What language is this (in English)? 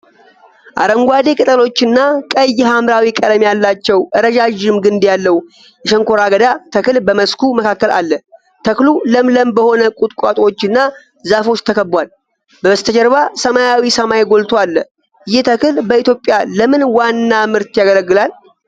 Amharic